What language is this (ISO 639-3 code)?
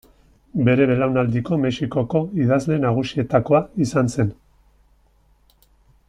eus